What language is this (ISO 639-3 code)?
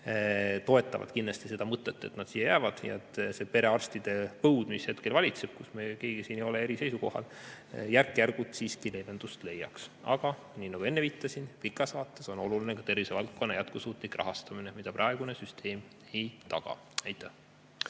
est